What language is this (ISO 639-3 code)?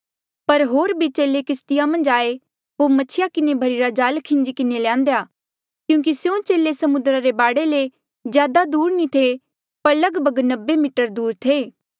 mjl